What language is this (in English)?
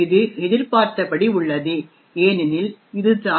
Tamil